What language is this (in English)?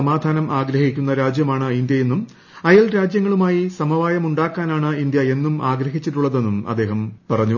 Malayalam